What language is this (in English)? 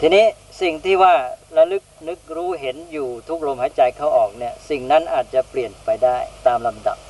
Thai